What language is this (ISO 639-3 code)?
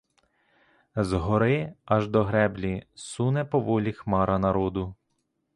ukr